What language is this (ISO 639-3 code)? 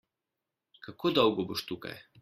slv